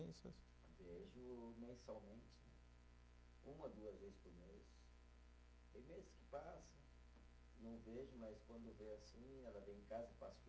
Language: Portuguese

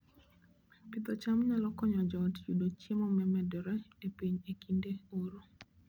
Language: Luo (Kenya and Tanzania)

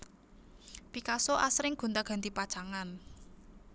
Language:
Javanese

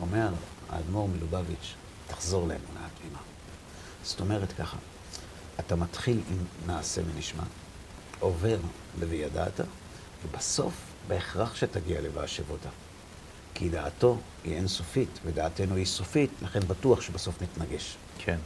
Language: Hebrew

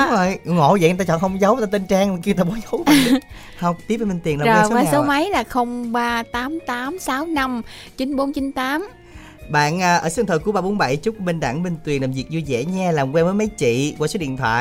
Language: Vietnamese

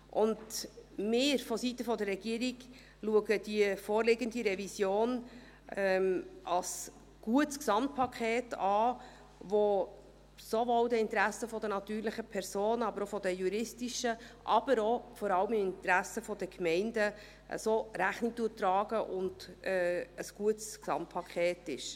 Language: Swiss German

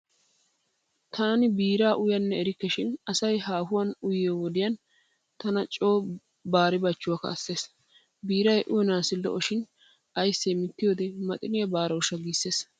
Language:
Wolaytta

